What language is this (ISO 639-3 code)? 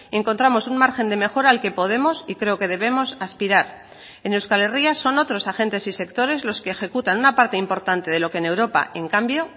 spa